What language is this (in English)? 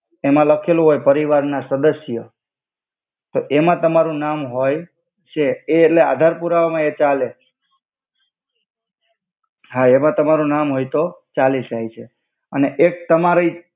Gujarati